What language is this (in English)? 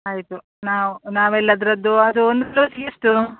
Kannada